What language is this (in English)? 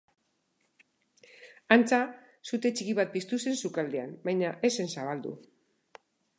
Basque